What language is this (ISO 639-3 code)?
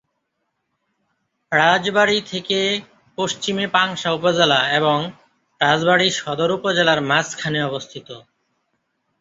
ben